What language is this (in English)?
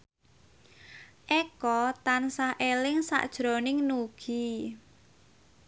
Javanese